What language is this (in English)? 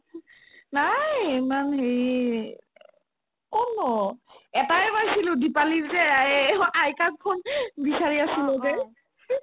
Assamese